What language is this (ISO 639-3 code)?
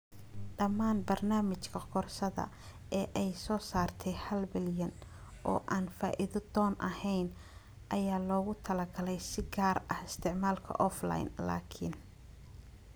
som